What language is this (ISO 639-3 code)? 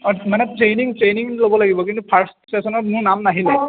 asm